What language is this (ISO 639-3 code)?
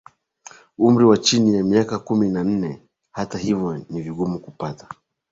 swa